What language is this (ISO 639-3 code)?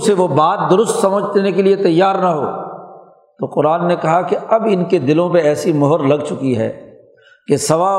urd